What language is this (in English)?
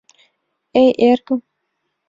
Mari